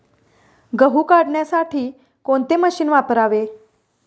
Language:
Marathi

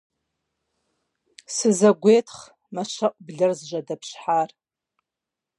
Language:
Kabardian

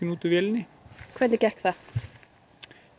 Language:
Icelandic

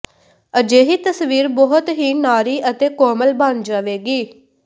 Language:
Punjabi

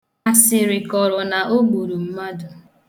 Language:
Igbo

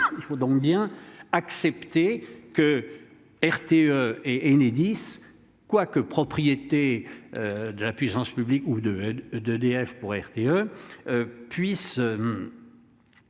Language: French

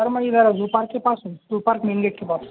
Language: Urdu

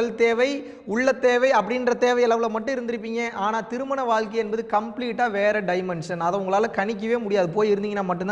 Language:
Tamil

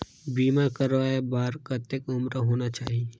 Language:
Chhattisgarhi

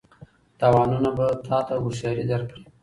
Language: Pashto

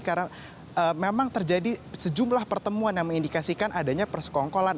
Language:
Indonesian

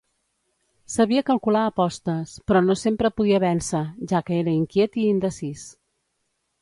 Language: Catalan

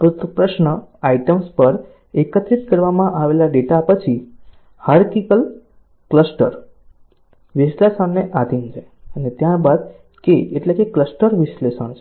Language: Gujarati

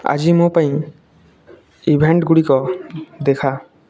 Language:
Odia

